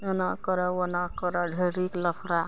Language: Maithili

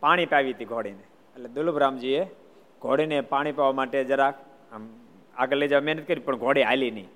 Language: Gujarati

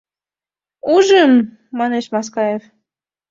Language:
Mari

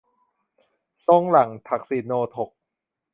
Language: Thai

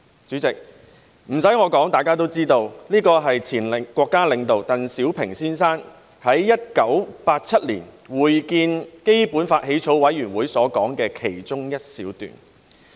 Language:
Cantonese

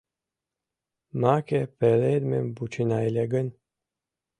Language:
Mari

